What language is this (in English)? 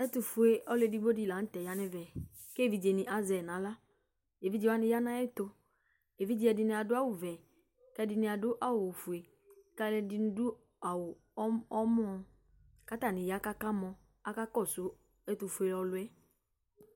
Ikposo